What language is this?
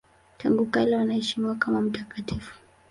Swahili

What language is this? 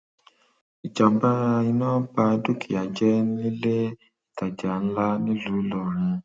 Yoruba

